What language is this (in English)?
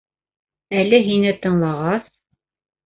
Bashkir